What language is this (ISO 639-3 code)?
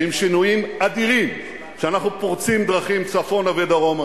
heb